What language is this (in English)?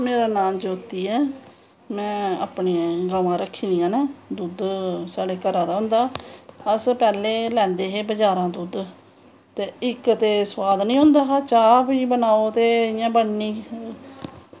Dogri